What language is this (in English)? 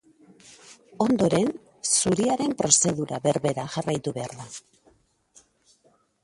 Basque